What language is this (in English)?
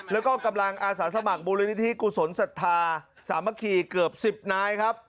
Thai